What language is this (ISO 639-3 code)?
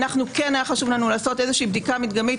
heb